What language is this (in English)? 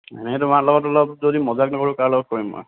Assamese